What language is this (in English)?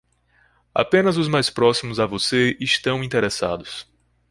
Portuguese